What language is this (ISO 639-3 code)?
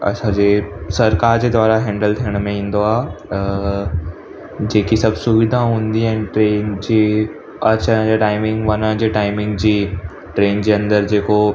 snd